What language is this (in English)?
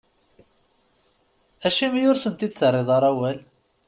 Kabyle